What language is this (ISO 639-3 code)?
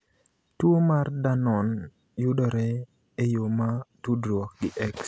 luo